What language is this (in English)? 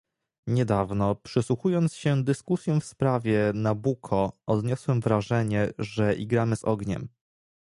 Polish